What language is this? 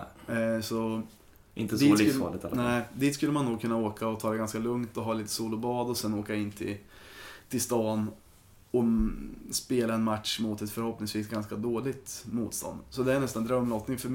Swedish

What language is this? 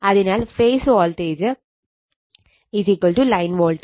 Malayalam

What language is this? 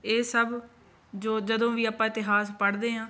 Punjabi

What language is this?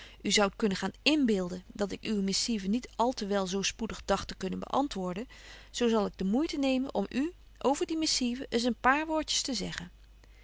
Dutch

